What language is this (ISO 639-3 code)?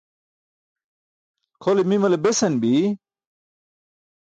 bsk